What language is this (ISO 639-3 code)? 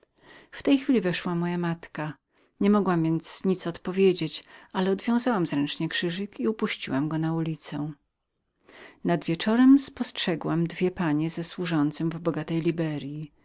pol